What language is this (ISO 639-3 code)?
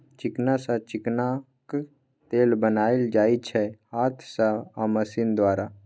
mai